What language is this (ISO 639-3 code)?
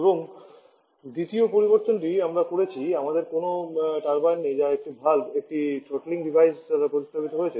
ben